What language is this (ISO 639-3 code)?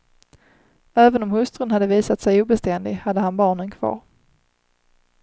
swe